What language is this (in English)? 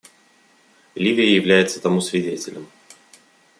Russian